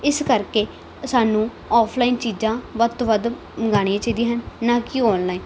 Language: Punjabi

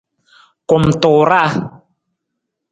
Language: Nawdm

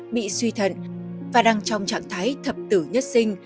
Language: Vietnamese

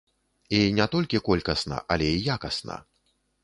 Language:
Belarusian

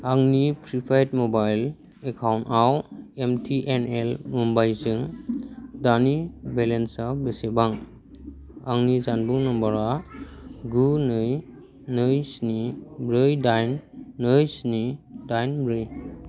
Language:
Bodo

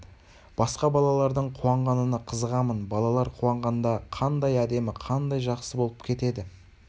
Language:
Kazakh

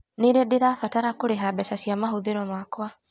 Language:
Kikuyu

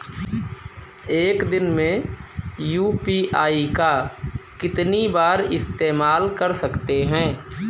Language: Hindi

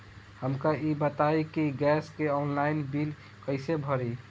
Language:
Bhojpuri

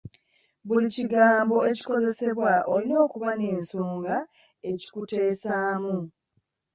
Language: Ganda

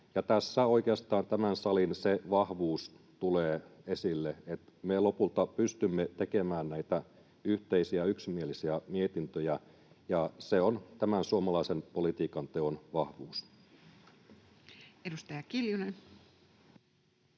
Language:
Finnish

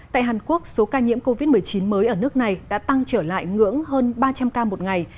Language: Vietnamese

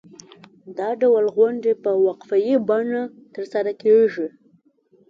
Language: Pashto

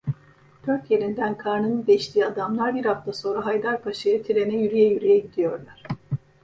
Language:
Turkish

